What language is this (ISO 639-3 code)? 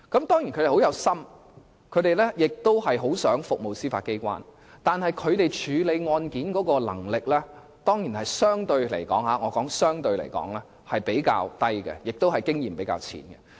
yue